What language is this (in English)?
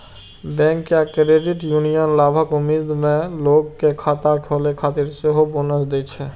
Maithili